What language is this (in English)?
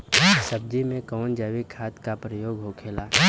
Bhojpuri